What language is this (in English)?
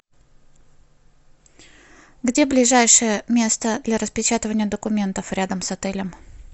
Russian